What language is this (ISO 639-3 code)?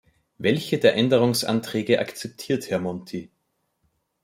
deu